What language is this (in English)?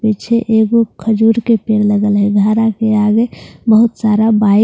Hindi